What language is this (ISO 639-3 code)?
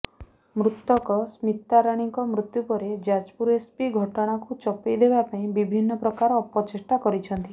ori